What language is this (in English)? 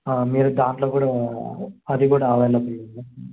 Telugu